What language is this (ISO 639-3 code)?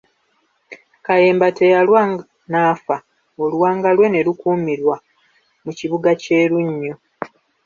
lug